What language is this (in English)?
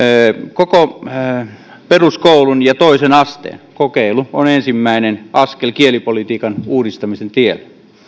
Finnish